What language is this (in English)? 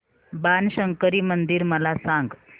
Marathi